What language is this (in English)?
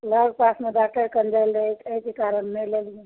Maithili